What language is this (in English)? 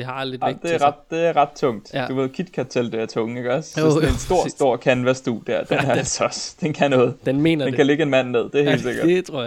Danish